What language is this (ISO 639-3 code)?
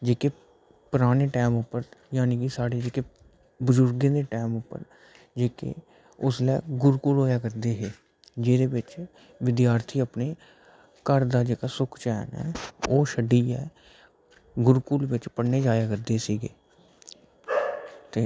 doi